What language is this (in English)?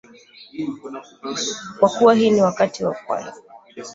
Swahili